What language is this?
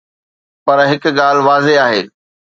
Sindhi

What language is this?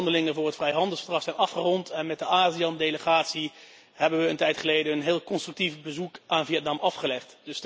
Dutch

